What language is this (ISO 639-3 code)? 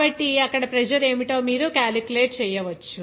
tel